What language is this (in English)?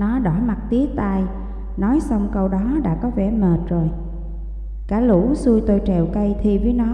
Vietnamese